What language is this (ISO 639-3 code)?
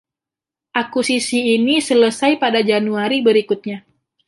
ind